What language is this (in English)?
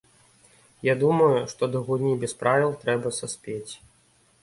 Belarusian